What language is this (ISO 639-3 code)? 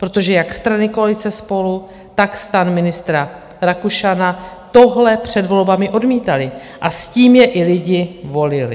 ces